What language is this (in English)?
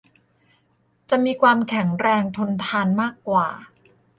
Thai